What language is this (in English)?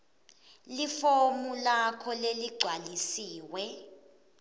Swati